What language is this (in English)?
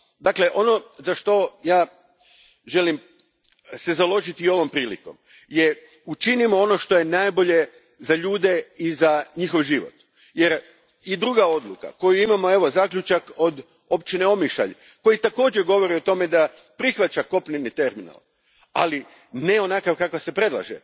Croatian